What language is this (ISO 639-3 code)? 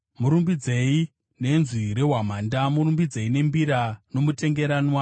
sna